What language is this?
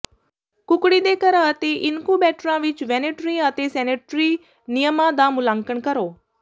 Punjabi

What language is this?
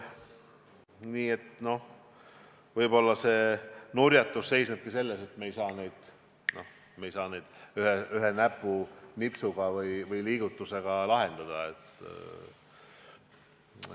Estonian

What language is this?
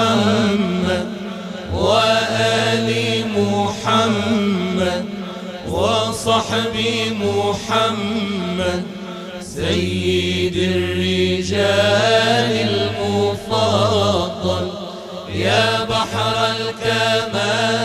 Arabic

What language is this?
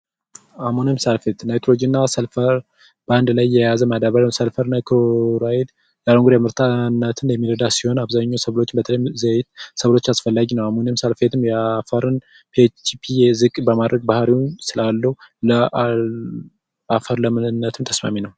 Amharic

